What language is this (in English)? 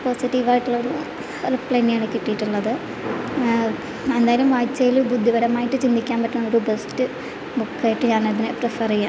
Malayalam